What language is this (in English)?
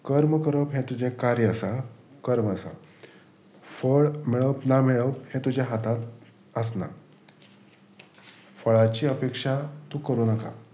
Konkani